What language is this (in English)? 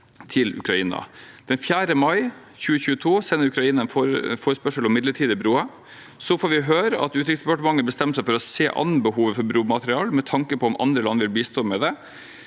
Norwegian